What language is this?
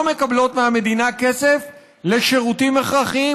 Hebrew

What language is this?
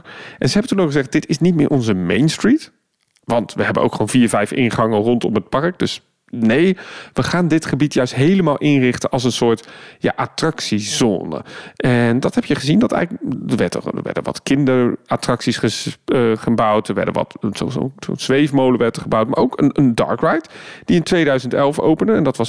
Dutch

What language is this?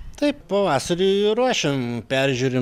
Lithuanian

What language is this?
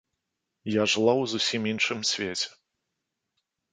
Belarusian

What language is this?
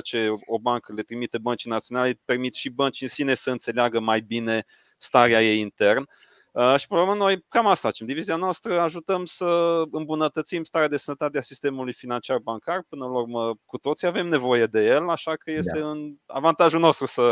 Romanian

